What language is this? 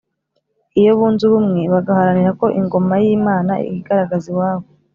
Kinyarwanda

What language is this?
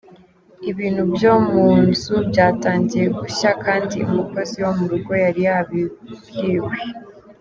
Kinyarwanda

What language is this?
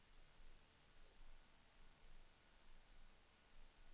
Swedish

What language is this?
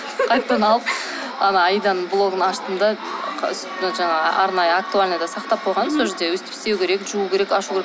Kazakh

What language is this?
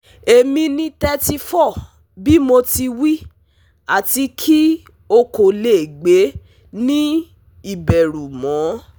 Yoruba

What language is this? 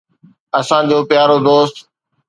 Sindhi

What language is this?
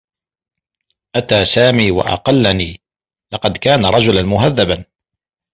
Arabic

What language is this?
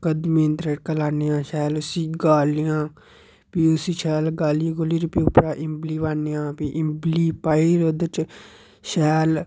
Dogri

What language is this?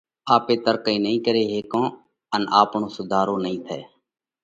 Parkari Koli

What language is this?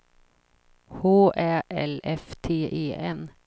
Swedish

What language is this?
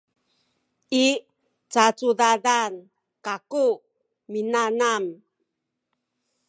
Sakizaya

